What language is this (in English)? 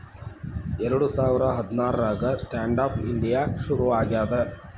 Kannada